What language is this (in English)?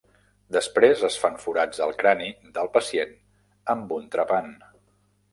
Catalan